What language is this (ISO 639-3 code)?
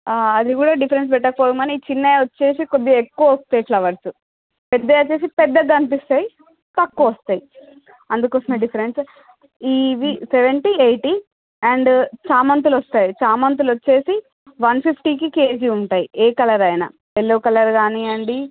tel